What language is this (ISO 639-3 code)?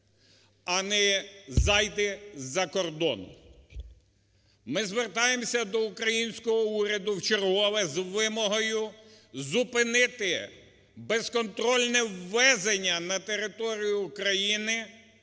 ukr